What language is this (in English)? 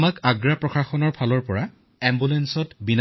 Assamese